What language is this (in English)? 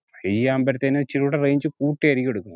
Malayalam